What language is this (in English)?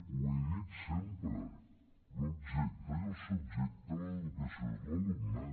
Catalan